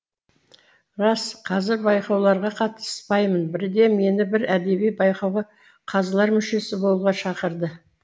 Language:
Kazakh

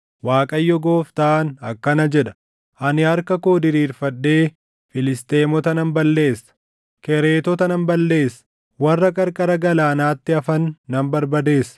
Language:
Oromo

